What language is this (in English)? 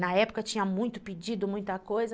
Portuguese